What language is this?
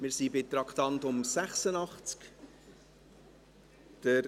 Swiss German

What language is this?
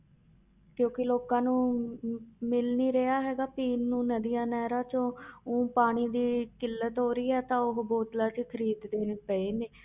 Punjabi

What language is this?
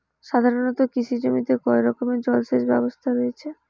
Bangla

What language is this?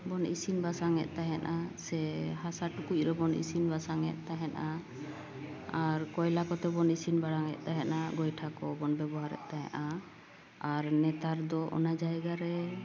Santali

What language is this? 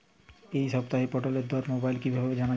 Bangla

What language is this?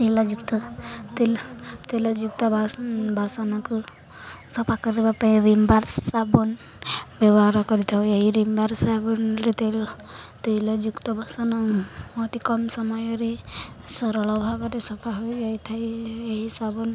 Odia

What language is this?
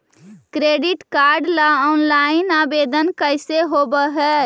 Magahi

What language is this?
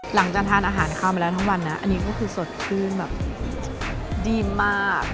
Thai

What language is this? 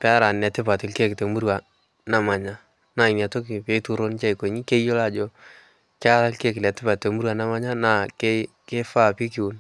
Masai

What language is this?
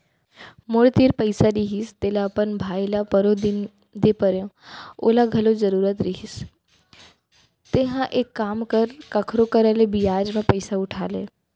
Chhattisgarhi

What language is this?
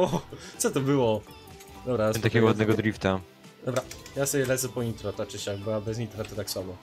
Polish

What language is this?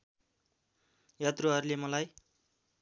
Nepali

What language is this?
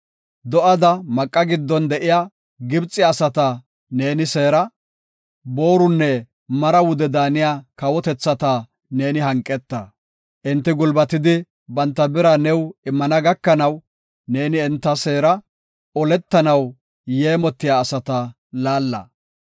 Gofa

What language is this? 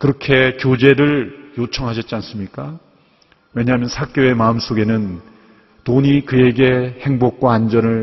Korean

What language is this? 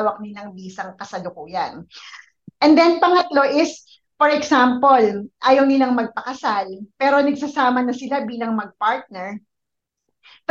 Filipino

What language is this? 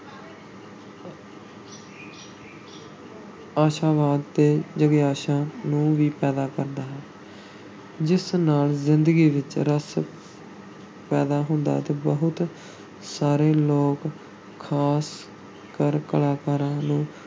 Punjabi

